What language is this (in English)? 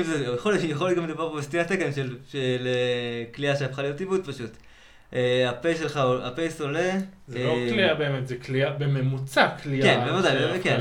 Hebrew